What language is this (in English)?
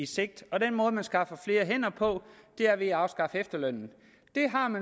Danish